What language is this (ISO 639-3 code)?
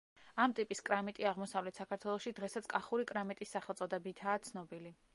kat